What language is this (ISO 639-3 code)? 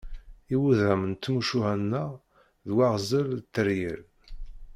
kab